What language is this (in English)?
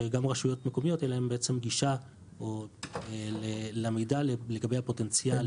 Hebrew